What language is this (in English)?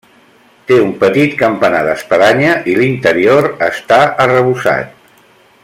Catalan